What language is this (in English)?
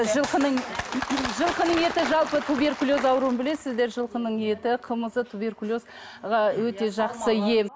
Kazakh